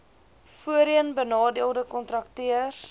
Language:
Afrikaans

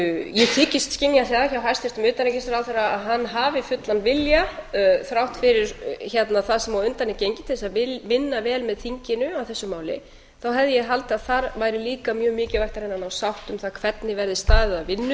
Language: Icelandic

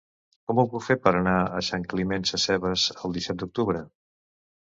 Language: Catalan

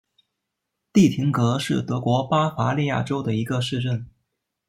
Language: Chinese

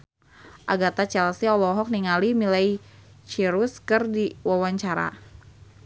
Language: Sundanese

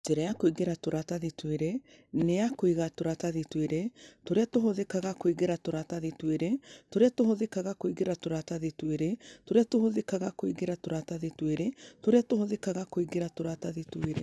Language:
Kikuyu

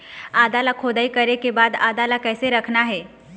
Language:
Chhattisgarhi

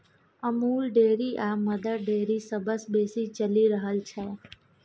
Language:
Maithili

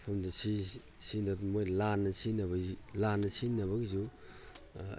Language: Manipuri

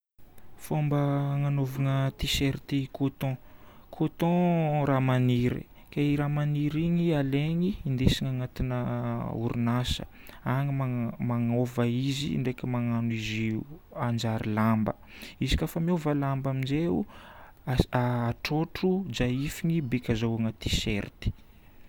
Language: Northern Betsimisaraka Malagasy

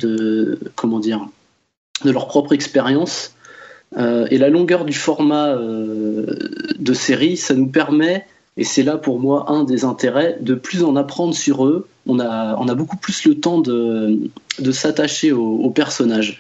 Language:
French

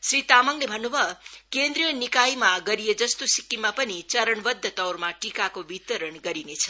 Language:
Nepali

